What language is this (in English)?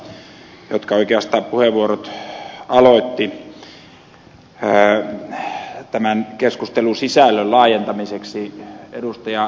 Finnish